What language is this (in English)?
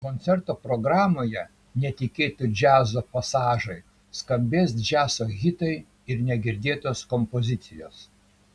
Lithuanian